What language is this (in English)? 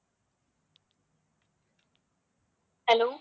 Tamil